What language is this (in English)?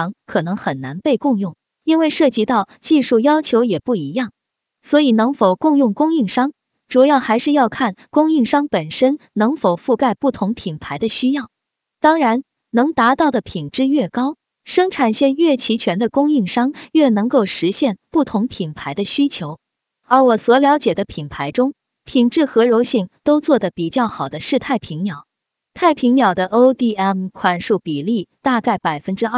Chinese